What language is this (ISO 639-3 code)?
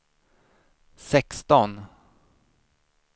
swe